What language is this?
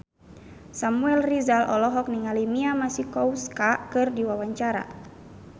Sundanese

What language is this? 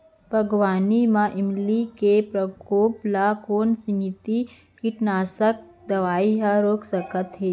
Chhattisgarhi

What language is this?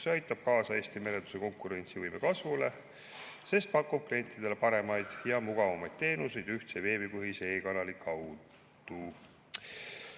Estonian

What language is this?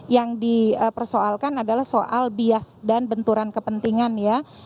Indonesian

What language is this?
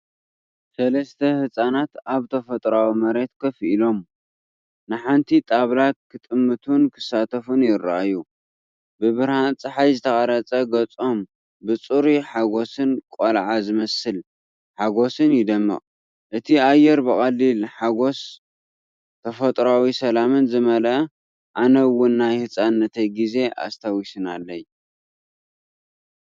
Tigrinya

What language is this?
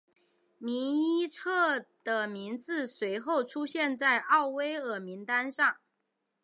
Chinese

